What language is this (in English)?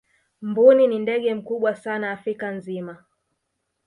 Swahili